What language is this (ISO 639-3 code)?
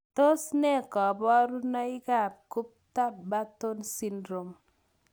kln